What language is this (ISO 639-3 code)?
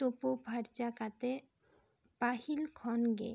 sat